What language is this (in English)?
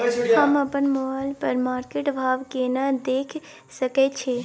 Maithili